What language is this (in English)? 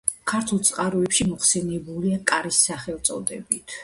Georgian